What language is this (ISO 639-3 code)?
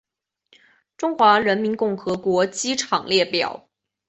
zho